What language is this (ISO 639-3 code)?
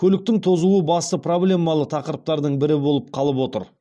kaz